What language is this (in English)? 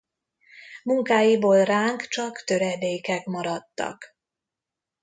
Hungarian